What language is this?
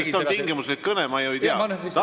Estonian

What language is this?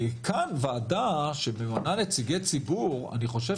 Hebrew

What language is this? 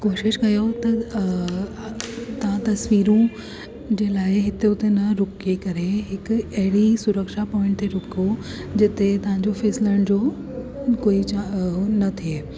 Sindhi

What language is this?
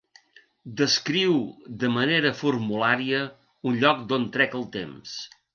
Catalan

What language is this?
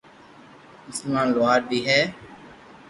Loarki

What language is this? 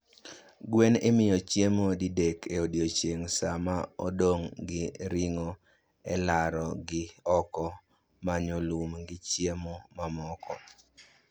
Luo (Kenya and Tanzania)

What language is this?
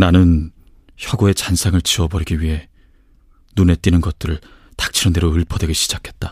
Korean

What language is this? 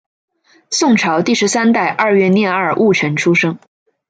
Chinese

